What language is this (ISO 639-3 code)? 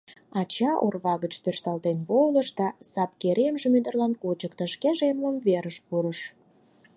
chm